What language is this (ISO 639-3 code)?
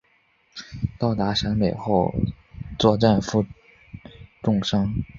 zho